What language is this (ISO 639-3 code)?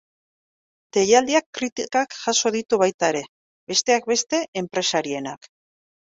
eus